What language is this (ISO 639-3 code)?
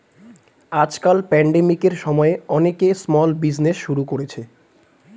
ben